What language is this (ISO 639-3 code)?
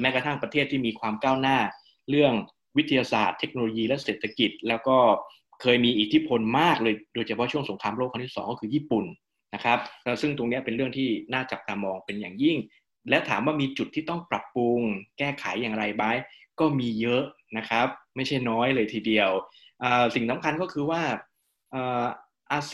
tha